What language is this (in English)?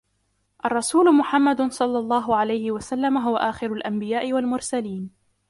Arabic